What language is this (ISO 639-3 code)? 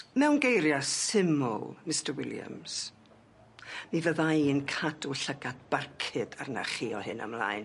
cym